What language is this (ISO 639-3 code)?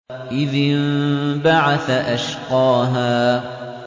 ara